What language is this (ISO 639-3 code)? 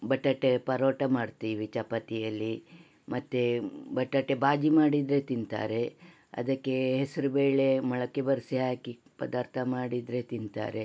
kan